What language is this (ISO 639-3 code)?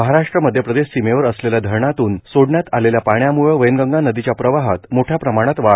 mar